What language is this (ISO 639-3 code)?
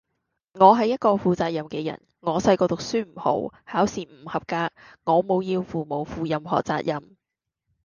yue